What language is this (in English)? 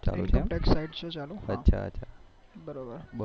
Gujarati